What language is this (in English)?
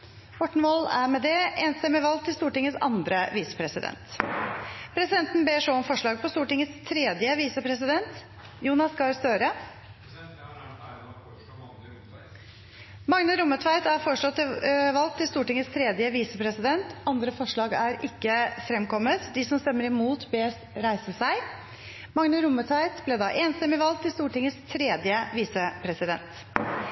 Norwegian